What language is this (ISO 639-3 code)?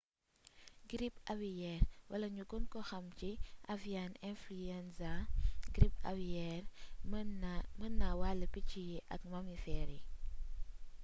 wol